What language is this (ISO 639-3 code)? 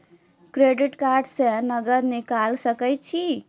mai